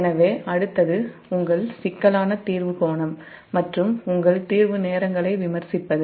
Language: Tamil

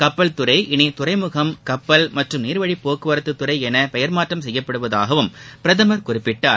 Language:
Tamil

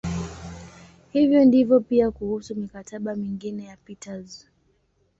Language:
Swahili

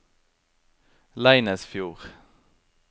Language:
Norwegian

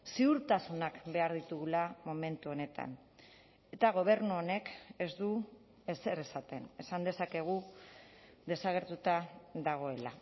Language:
Basque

